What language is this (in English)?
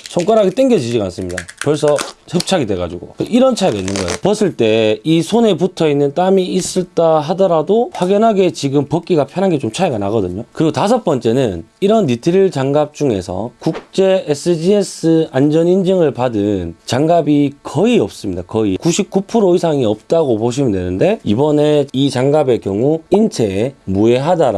Korean